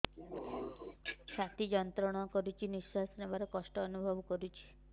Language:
Odia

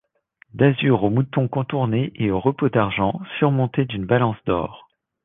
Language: French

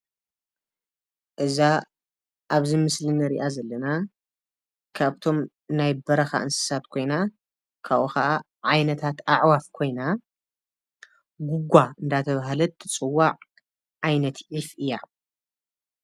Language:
Tigrinya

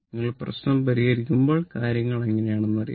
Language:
Malayalam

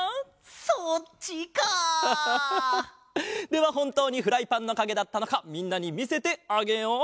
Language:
Japanese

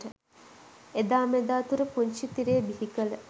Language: Sinhala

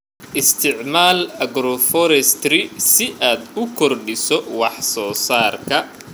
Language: Somali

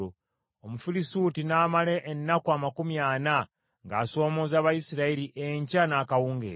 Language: Ganda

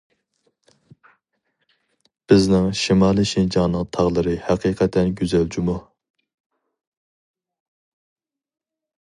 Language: Uyghur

